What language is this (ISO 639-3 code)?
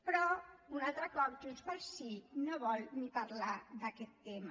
cat